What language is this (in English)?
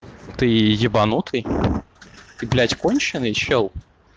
Russian